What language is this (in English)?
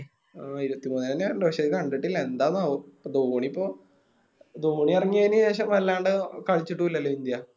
Malayalam